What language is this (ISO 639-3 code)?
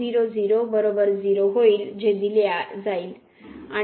mar